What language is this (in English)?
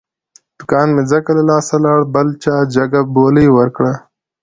Pashto